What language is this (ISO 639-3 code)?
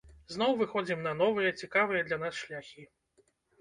bel